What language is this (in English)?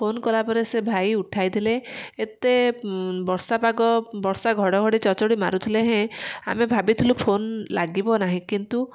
Odia